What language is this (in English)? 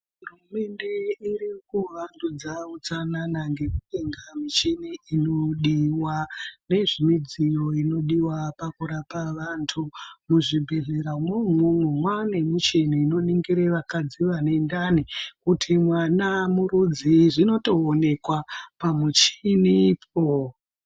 Ndau